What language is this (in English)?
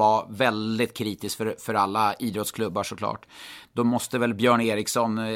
Swedish